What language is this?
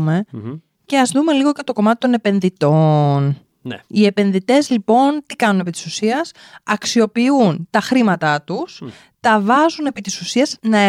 Greek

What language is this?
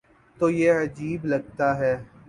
Urdu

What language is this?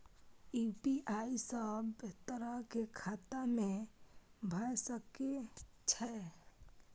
Maithili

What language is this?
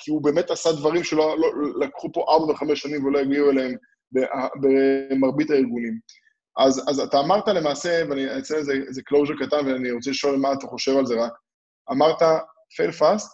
Hebrew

